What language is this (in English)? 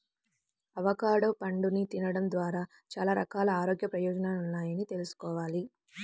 Telugu